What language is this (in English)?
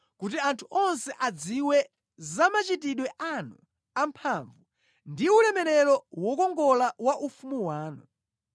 Nyanja